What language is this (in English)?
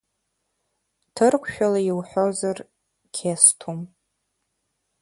Abkhazian